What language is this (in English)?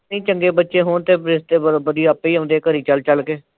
Punjabi